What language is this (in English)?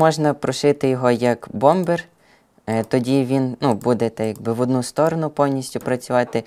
Ukrainian